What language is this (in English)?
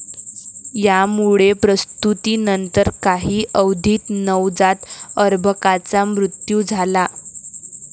Marathi